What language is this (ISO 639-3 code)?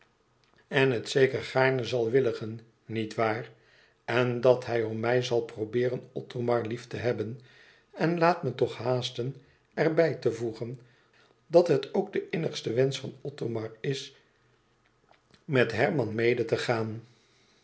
nld